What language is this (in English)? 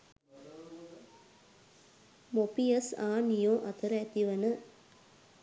Sinhala